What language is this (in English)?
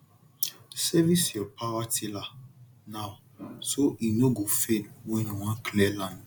Nigerian Pidgin